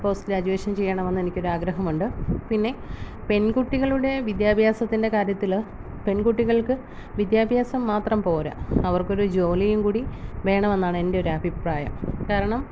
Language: Malayalam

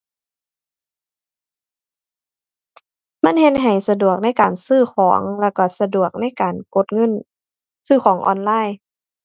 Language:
Thai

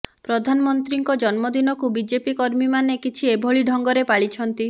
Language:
Odia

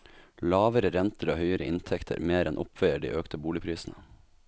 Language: Norwegian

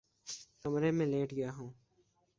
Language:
Urdu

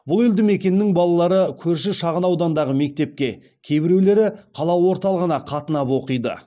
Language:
Kazakh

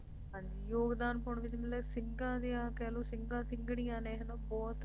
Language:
Punjabi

